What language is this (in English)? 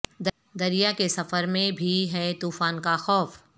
Urdu